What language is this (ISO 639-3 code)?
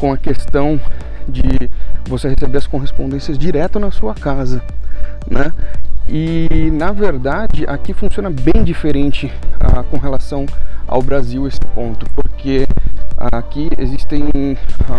por